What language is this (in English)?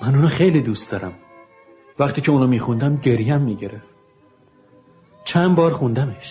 Persian